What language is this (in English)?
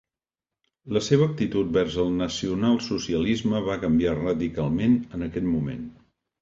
Catalan